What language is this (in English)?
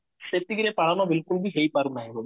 Odia